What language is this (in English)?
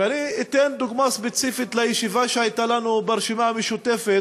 Hebrew